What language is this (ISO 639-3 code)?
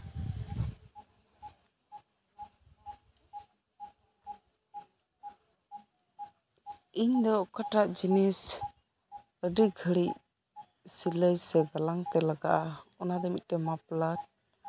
sat